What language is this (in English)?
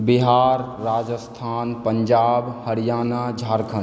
Maithili